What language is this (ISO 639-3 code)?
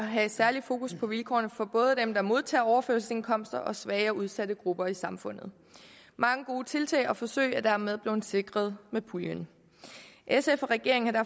dan